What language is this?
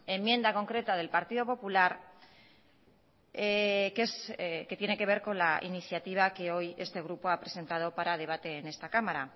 Spanish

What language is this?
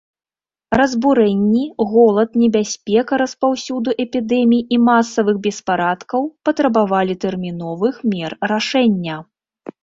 Belarusian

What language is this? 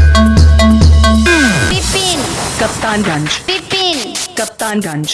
English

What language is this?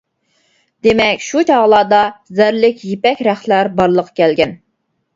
Uyghur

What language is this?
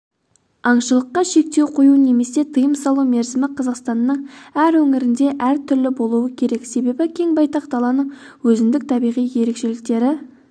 Kazakh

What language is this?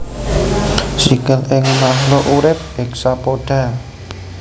Javanese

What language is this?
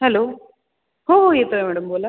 Marathi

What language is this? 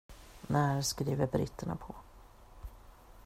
Swedish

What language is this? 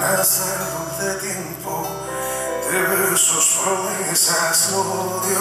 Greek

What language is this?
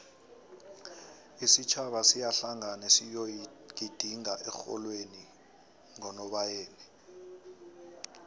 South Ndebele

